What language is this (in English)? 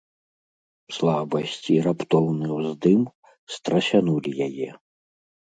Belarusian